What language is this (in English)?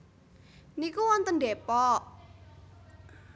Javanese